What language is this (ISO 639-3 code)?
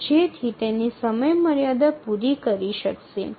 ben